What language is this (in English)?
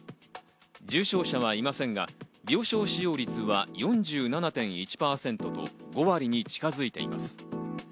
Japanese